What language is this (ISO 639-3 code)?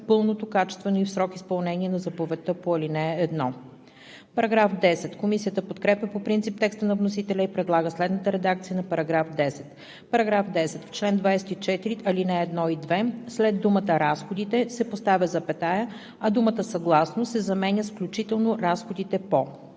bul